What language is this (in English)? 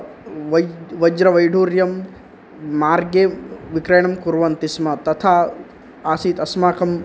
Sanskrit